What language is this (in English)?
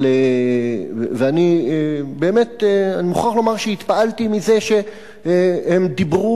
Hebrew